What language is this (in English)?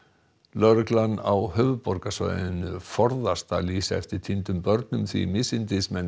Icelandic